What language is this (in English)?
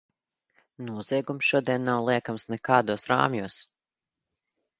Latvian